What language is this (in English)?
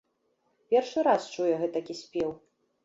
Belarusian